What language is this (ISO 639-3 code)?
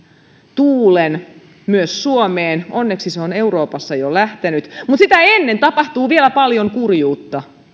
fin